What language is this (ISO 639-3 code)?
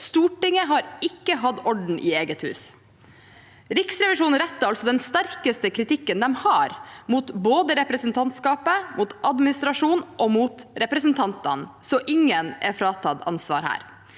nor